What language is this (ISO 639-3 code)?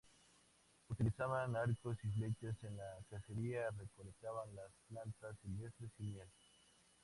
spa